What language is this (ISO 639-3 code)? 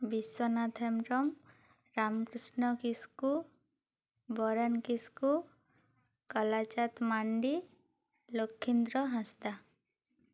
sat